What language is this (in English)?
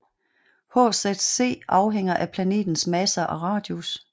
Danish